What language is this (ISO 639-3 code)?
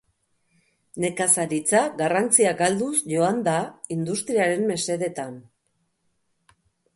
eus